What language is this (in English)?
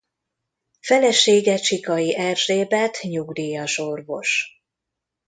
Hungarian